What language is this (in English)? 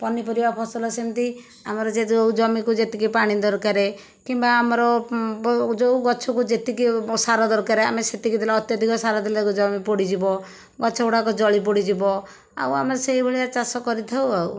Odia